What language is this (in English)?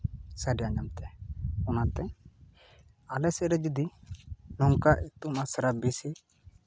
Santali